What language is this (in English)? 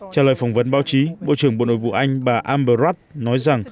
Vietnamese